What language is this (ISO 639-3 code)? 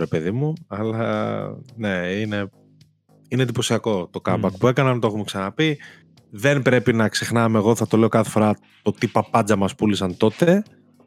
ell